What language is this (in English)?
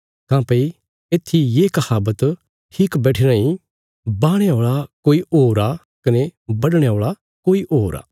Bilaspuri